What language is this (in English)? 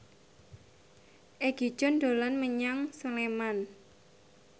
Javanese